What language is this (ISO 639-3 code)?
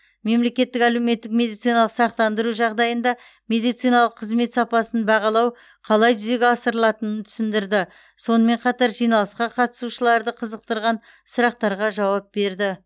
kaz